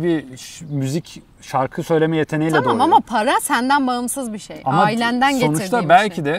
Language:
Turkish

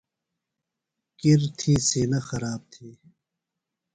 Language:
Phalura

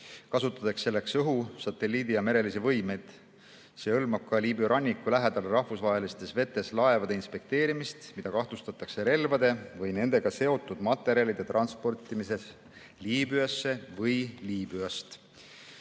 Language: Estonian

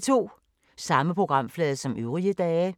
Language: Danish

